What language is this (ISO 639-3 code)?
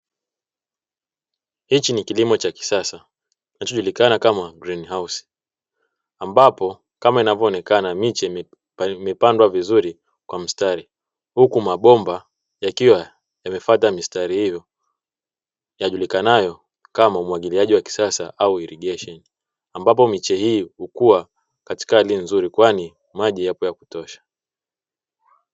swa